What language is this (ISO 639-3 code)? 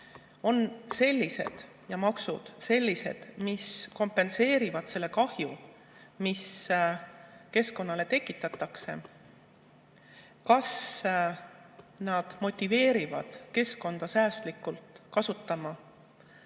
est